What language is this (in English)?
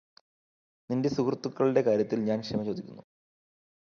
Malayalam